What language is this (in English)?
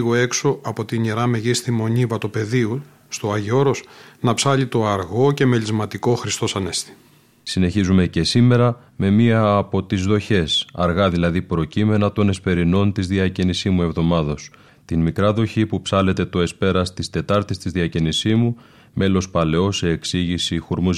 Greek